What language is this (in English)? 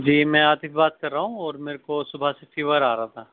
Urdu